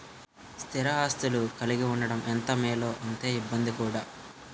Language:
Telugu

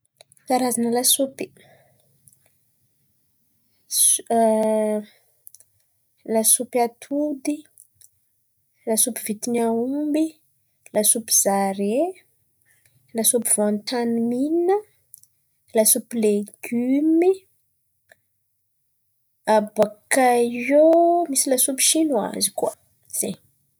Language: Antankarana Malagasy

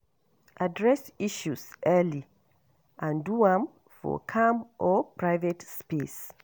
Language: Nigerian Pidgin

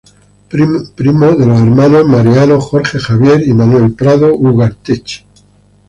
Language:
Spanish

